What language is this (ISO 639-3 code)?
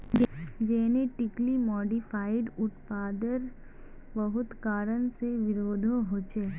mag